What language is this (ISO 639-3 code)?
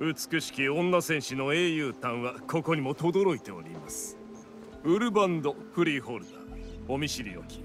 jpn